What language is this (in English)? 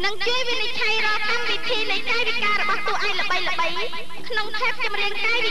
Thai